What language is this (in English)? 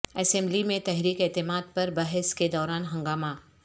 Urdu